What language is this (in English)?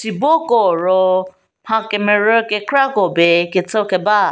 Angami Naga